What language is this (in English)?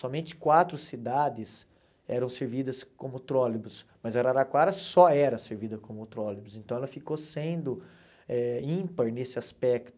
Portuguese